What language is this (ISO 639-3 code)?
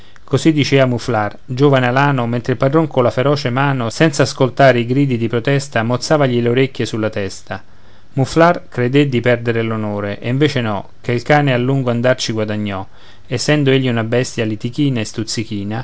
ita